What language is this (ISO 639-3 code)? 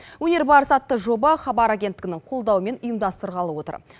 kaz